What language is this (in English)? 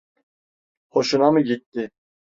Turkish